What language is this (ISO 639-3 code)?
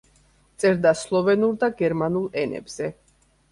kat